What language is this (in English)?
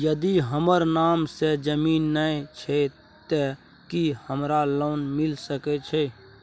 Maithili